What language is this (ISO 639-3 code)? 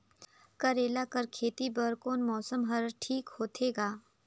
hne